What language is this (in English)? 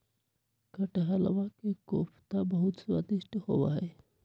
Magahi